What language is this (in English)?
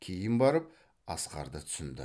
Kazakh